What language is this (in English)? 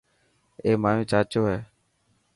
Dhatki